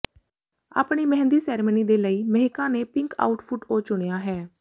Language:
Punjabi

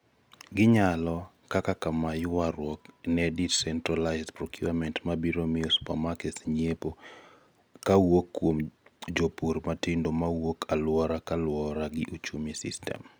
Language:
Luo (Kenya and Tanzania)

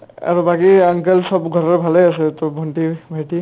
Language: Assamese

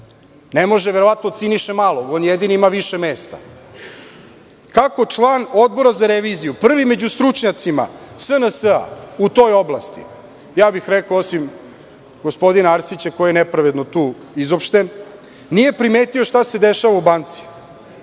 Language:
Serbian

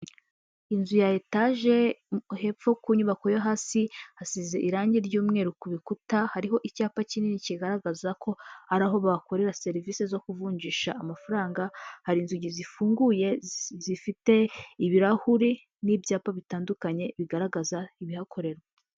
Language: Kinyarwanda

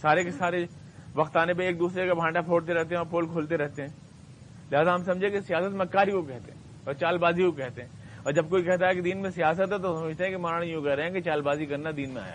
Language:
Urdu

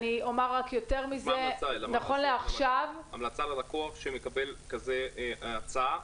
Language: Hebrew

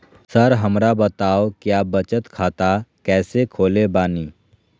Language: Magahi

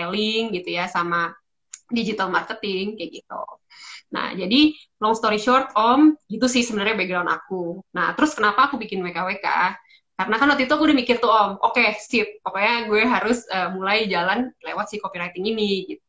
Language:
Indonesian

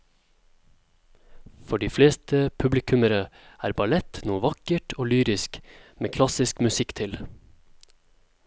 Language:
Norwegian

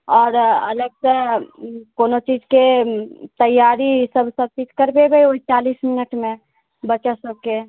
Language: Maithili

